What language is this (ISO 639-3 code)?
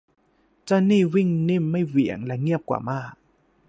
tha